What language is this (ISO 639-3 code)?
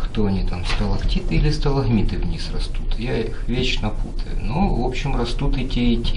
rus